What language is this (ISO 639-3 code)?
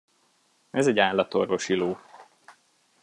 hun